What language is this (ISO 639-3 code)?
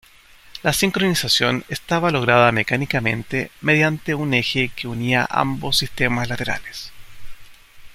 spa